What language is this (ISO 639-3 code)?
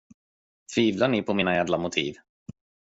swe